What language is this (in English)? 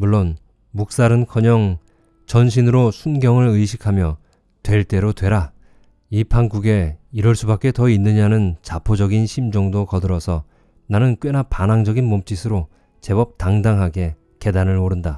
Korean